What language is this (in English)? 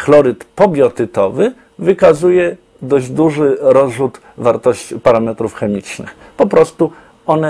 Polish